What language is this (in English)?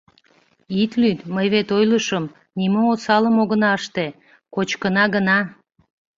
Mari